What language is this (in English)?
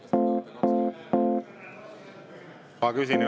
Estonian